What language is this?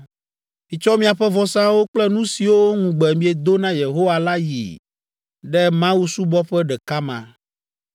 Ewe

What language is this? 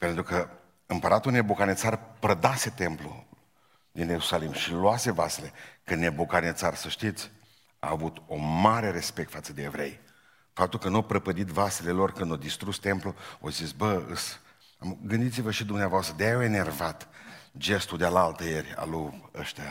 Romanian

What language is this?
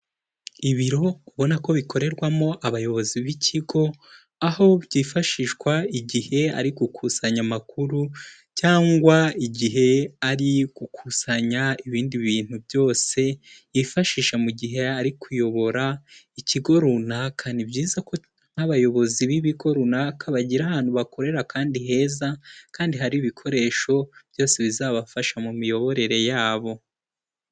Kinyarwanda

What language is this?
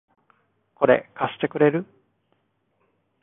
Japanese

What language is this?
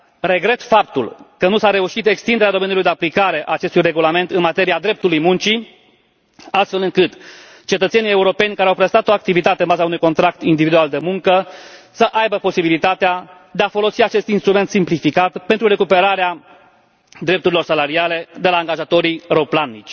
Romanian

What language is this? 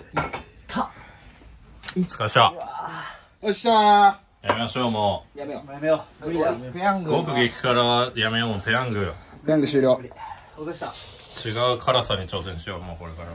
Japanese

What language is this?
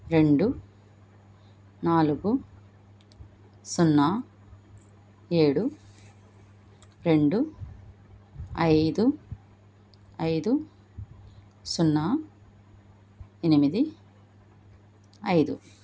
Telugu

